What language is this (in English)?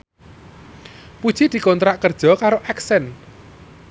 Javanese